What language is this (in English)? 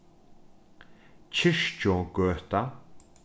Faroese